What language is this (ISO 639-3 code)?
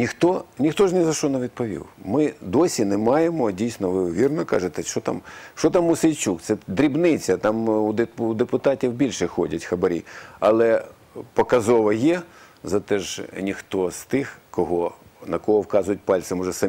ukr